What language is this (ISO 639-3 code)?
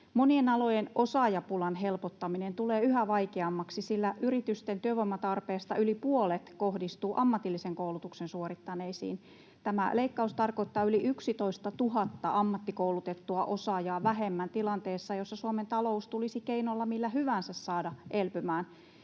fin